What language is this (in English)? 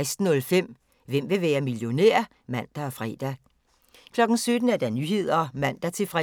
Danish